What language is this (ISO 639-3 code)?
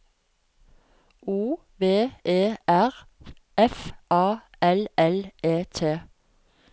nor